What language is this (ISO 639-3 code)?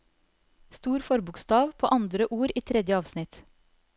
nor